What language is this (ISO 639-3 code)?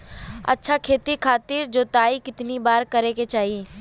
bho